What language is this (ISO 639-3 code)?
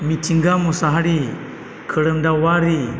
brx